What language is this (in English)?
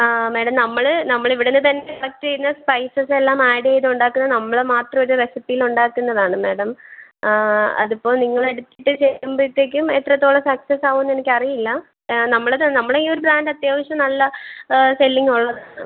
Malayalam